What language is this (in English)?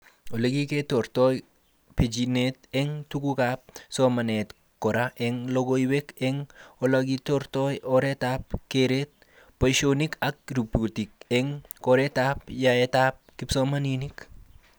Kalenjin